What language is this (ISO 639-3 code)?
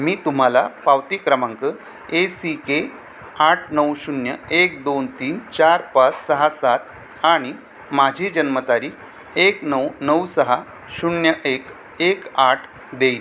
mar